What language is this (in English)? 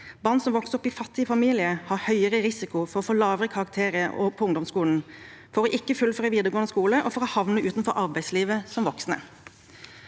Norwegian